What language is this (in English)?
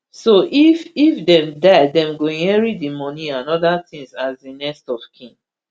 Nigerian Pidgin